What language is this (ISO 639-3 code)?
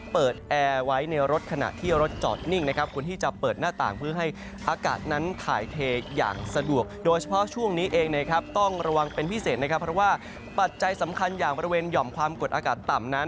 tha